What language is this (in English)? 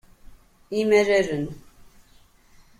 Kabyle